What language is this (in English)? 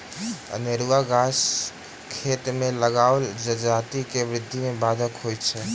Maithili